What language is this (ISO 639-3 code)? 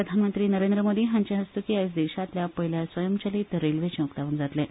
kok